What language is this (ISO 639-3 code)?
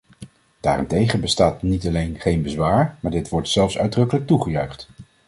nld